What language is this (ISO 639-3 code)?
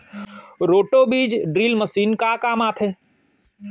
hne